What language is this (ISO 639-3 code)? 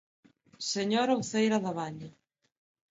glg